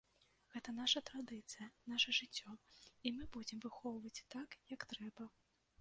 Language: Belarusian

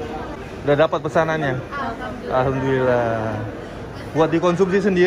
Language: Indonesian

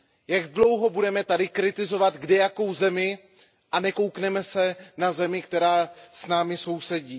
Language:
Czech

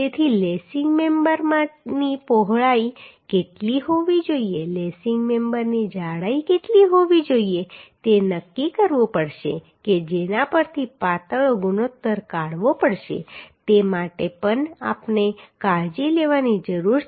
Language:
Gujarati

